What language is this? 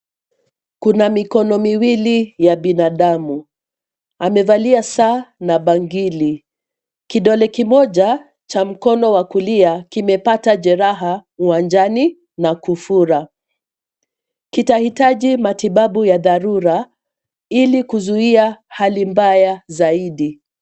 Swahili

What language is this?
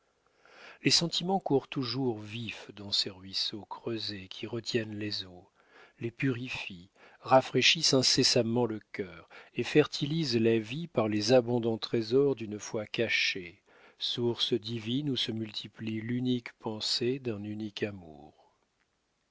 French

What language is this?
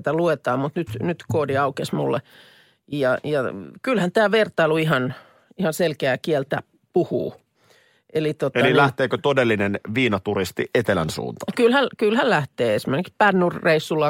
Finnish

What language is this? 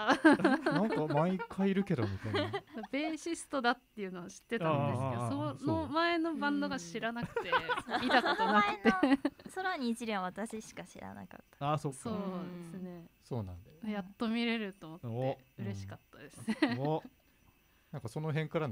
Japanese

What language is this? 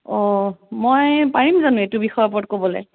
Assamese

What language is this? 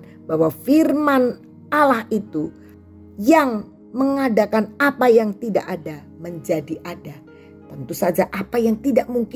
Indonesian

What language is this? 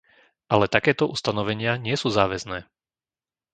Slovak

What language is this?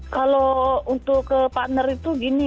Indonesian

